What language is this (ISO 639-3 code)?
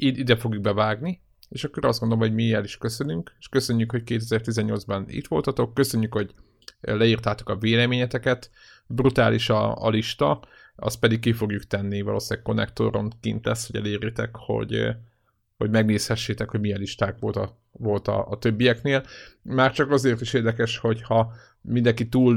hun